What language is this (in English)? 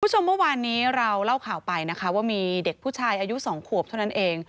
Thai